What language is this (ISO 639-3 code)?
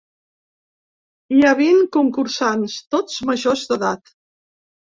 cat